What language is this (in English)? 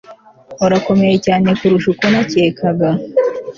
Kinyarwanda